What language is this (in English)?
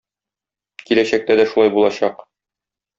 Tatar